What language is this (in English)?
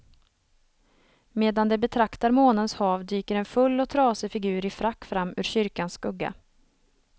Swedish